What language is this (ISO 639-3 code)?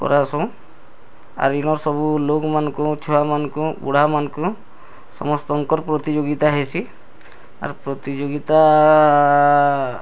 ori